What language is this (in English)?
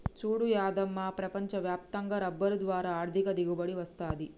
Telugu